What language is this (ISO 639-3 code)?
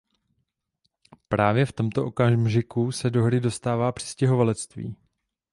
ces